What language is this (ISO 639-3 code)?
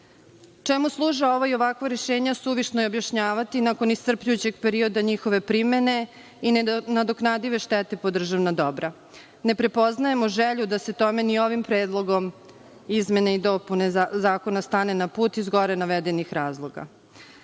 srp